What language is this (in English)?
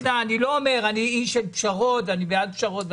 Hebrew